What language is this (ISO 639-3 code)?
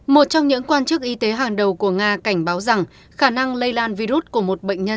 vie